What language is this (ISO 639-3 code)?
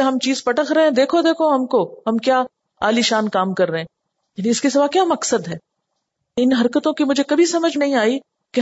urd